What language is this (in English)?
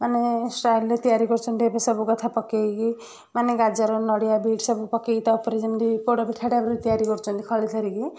Odia